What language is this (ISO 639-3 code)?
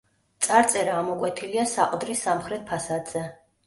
kat